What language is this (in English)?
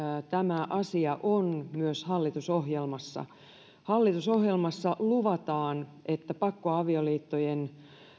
Finnish